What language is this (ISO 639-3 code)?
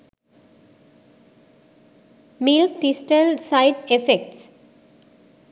sin